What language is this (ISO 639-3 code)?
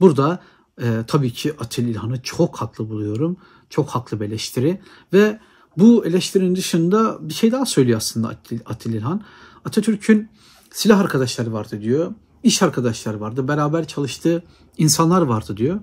tur